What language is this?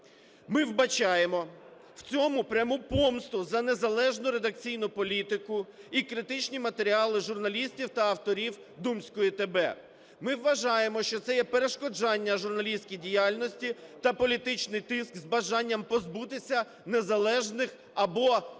Ukrainian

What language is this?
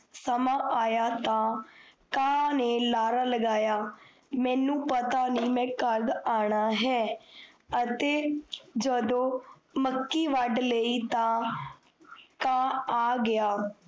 Punjabi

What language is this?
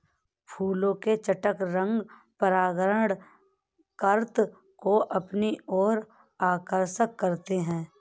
Hindi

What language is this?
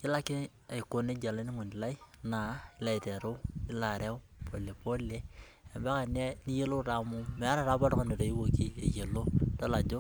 Masai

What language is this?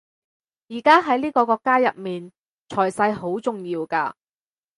Cantonese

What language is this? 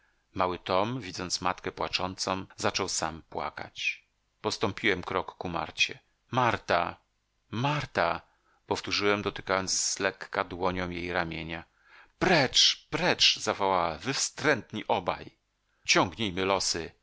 Polish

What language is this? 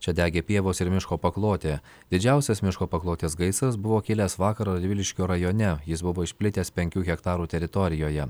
Lithuanian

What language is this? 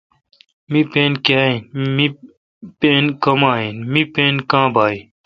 Kalkoti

